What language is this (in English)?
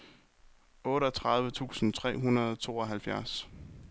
Danish